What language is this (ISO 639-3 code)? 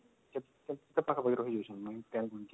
ori